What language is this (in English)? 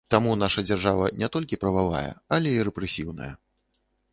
Belarusian